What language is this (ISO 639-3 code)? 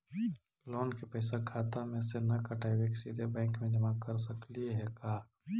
mag